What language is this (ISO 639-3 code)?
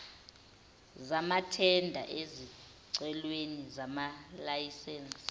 zul